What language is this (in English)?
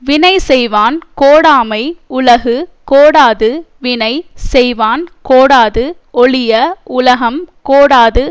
Tamil